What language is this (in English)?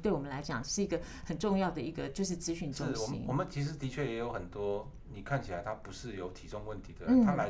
Chinese